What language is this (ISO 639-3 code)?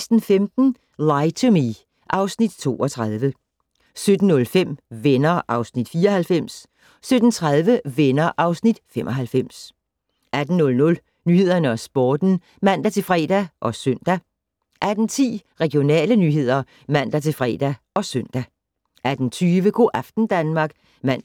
dan